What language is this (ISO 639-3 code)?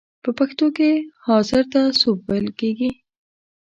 pus